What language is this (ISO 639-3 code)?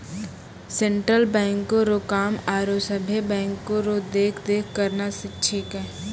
mai